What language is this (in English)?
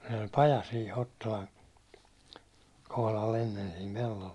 Finnish